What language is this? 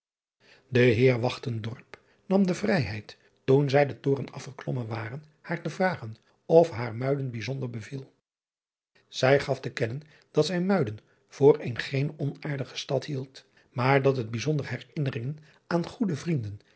Dutch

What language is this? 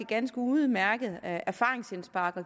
Danish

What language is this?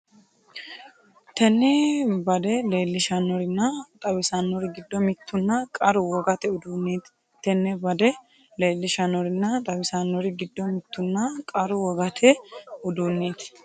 Sidamo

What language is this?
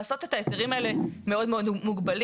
Hebrew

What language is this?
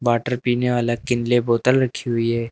Hindi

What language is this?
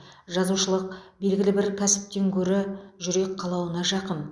Kazakh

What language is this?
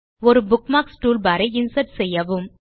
Tamil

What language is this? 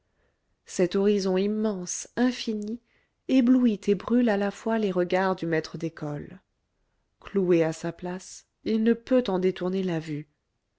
French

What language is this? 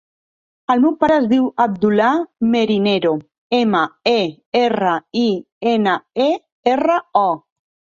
Catalan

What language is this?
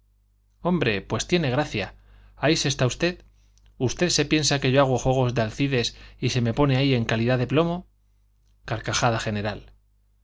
Spanish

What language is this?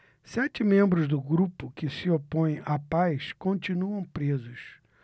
Portuguese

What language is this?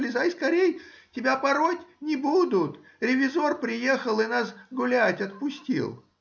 Russian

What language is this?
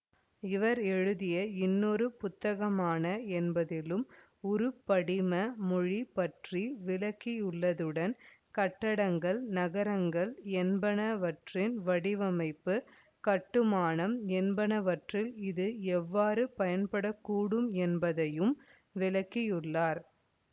Tamil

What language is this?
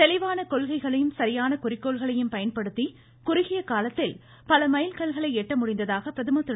Tamil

